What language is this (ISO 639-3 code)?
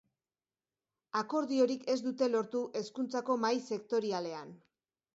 eus